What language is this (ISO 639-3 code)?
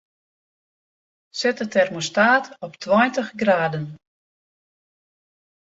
fry